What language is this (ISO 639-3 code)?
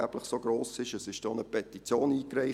gsw